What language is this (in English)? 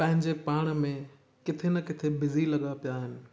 Sindhi